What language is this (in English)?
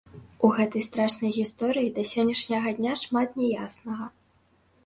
Belarusian